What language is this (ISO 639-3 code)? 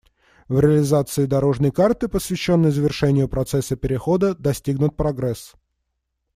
rus